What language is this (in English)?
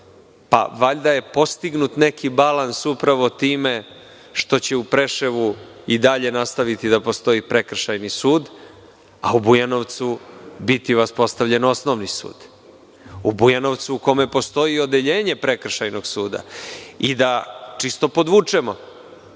Serbian